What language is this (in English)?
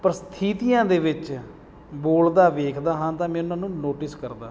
Punjabi